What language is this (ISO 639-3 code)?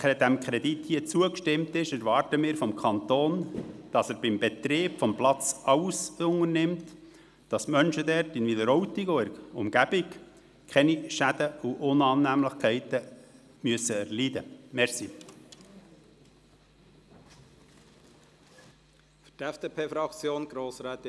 gsw